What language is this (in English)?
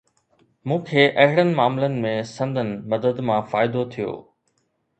Sindhi